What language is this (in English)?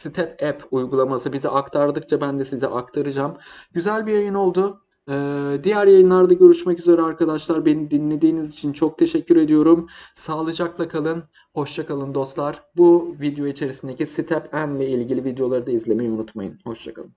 Turkish